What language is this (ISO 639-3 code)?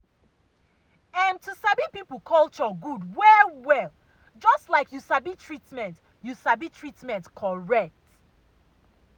pcm